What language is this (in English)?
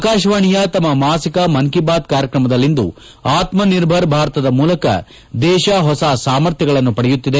Kannada